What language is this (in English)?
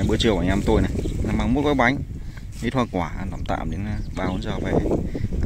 Vietnamese